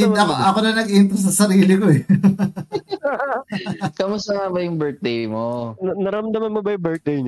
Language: Filipino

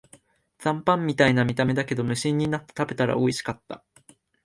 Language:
Japanese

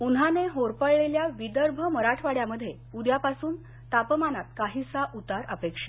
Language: Marathi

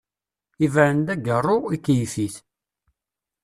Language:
Kabyle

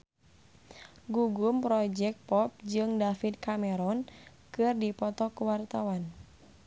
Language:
Sundanese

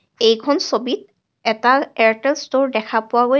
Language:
Assamese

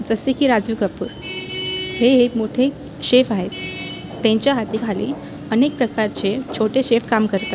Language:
Marathi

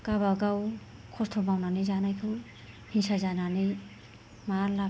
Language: Bodo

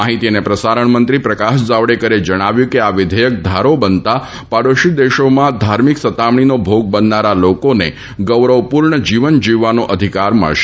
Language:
Gujarati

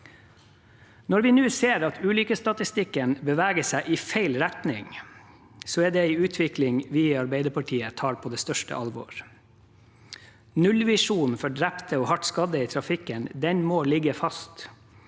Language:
Norwegian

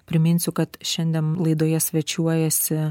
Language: Lithuanian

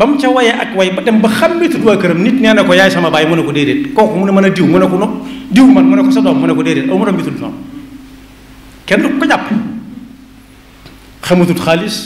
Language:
Indonesian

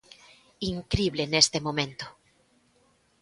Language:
Galician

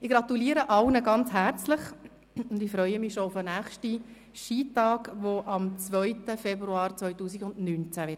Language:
Swiss German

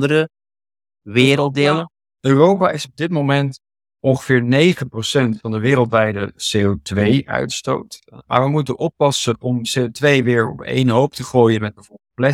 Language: Dutch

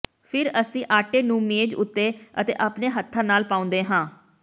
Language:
Punjabi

